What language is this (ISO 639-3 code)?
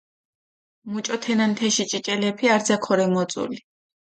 xmf